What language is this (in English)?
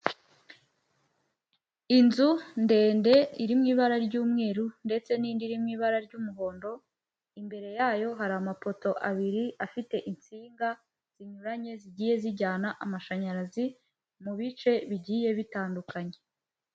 Kinyarwanda